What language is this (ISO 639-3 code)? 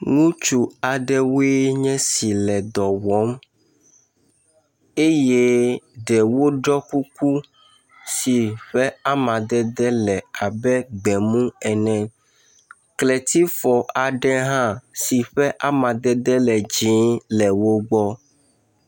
ewe